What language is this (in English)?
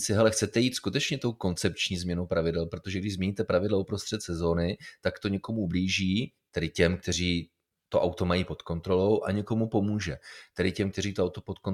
Czech